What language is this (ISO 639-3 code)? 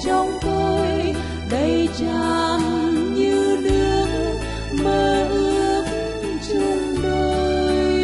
vie